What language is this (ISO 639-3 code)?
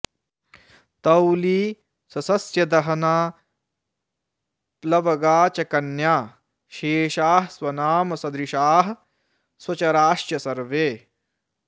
san